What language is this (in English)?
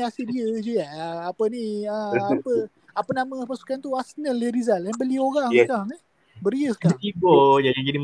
Malay